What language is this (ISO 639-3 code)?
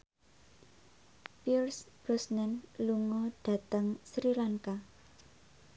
jav